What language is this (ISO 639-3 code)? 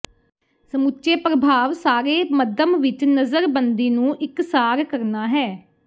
pan